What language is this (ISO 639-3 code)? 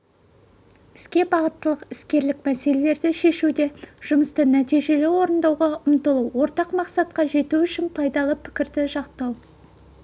kaz